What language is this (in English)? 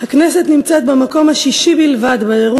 Hebrew